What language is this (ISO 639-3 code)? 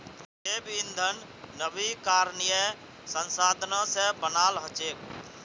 mag